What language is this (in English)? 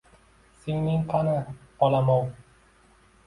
Uzbek